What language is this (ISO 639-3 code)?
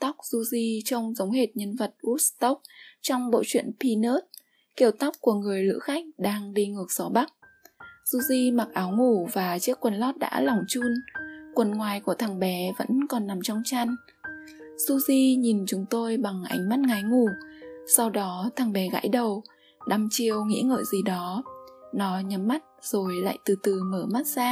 vie